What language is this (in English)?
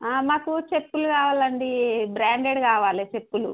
Telugu